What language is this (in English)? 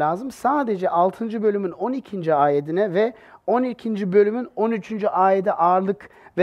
Turkish